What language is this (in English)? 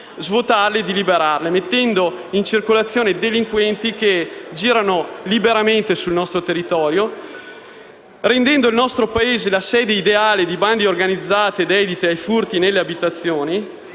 Italian